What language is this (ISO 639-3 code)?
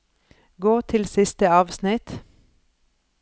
nor